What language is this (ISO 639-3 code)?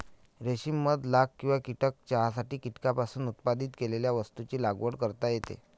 mar